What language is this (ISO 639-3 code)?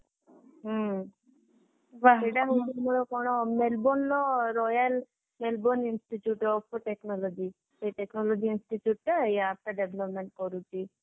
ori